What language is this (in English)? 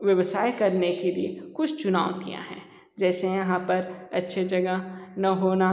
Hindi